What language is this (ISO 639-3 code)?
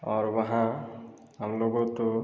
hin